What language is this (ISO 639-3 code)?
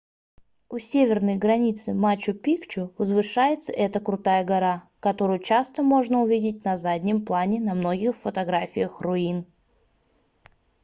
rus